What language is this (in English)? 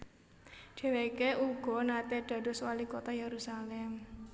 Javanese